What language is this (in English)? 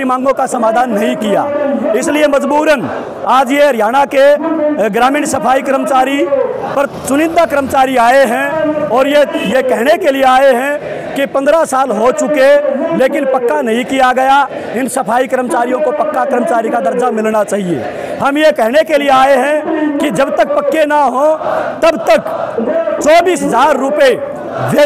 Hindi